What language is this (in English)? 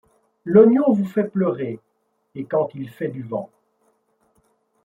French